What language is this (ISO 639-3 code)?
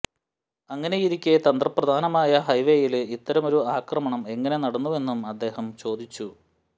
mal